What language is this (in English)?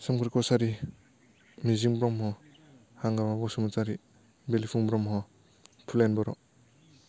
Bodo